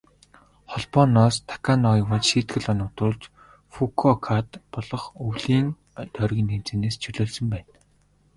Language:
Mongolian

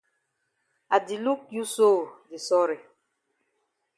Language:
Cameroon Pidgin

